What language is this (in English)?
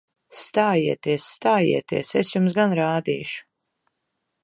Latvian